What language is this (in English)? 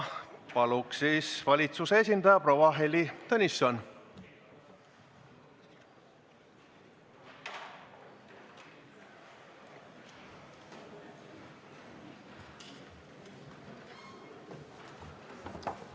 Estonian